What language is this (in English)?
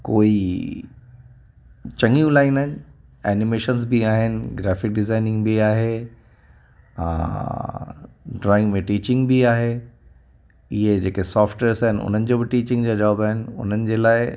Sindhi